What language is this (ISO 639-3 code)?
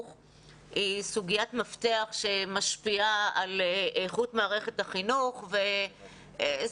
heb